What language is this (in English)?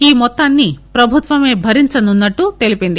Telugu